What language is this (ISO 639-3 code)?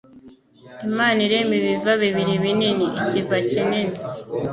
kin